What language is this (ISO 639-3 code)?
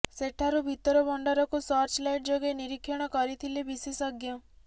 ori